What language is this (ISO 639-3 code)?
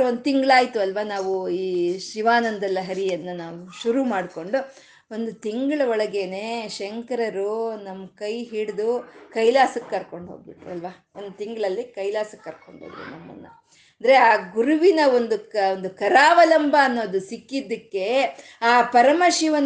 kan